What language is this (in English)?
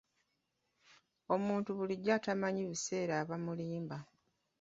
Ganda